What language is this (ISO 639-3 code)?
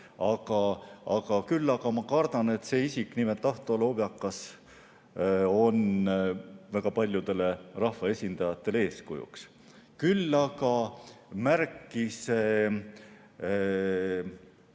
est